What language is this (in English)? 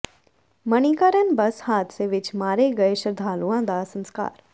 Punjabi